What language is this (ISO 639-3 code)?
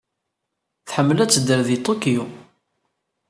kab